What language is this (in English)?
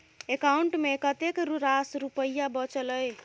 Maithili